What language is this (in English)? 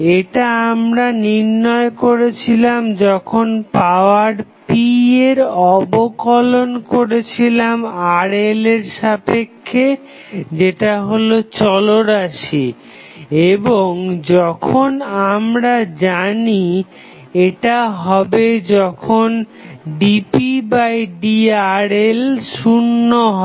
Bangla